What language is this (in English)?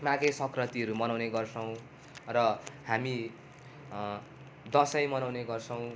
Nepali